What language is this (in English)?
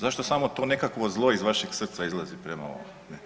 Croatian